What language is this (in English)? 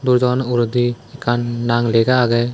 Chakma